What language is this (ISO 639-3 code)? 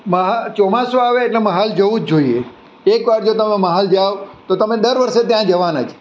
guj